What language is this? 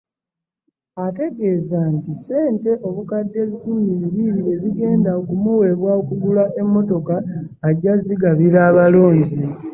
Ganda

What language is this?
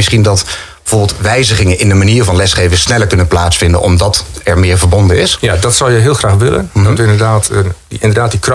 Dutch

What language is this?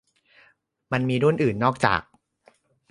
Thai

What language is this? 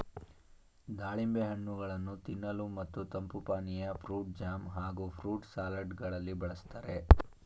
Kannada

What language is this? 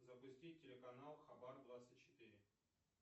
Russian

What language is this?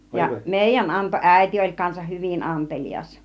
Finnish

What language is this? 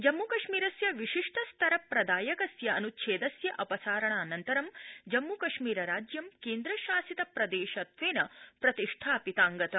Sanskrit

